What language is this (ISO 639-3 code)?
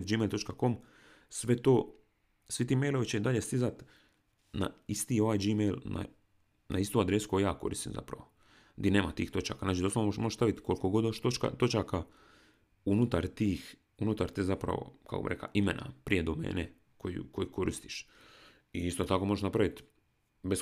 hrv